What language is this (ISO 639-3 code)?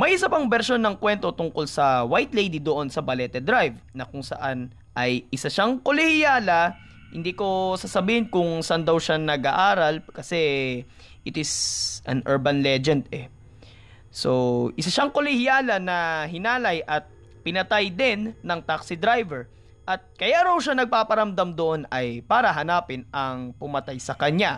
fil